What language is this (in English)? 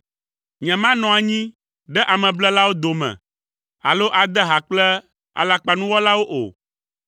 Ewe